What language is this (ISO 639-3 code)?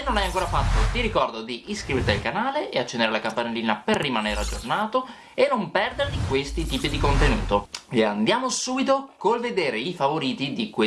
ita